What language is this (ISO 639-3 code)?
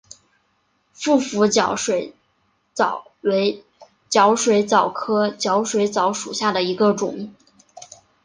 zho